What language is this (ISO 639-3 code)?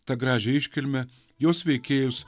lit